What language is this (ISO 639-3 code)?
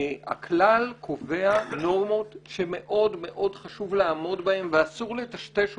heb